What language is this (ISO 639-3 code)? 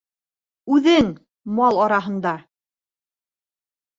bak